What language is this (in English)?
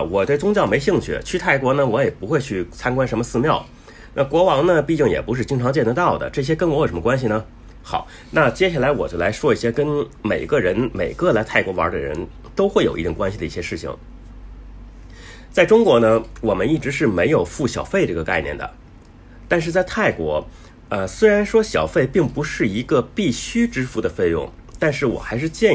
Chinese